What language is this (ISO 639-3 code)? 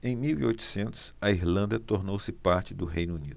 por